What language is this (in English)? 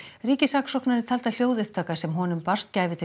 Icelandic